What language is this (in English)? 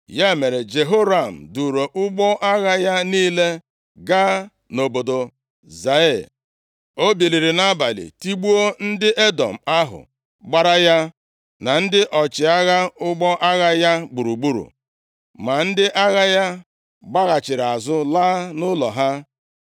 Igbo